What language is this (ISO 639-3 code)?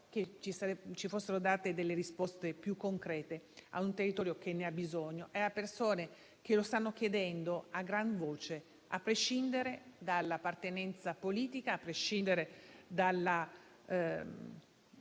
ita